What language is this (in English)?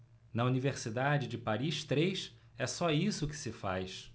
Portuguese